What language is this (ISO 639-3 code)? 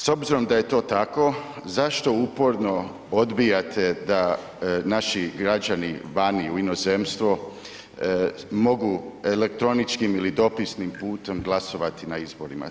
hrv